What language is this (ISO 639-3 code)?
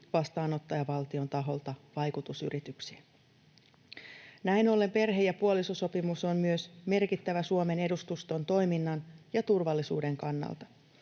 fin